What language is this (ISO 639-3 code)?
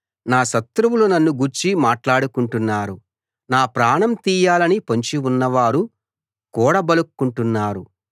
tel